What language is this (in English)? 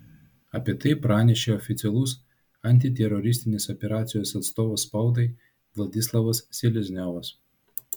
Lithuanian